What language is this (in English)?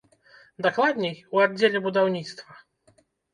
Belarusian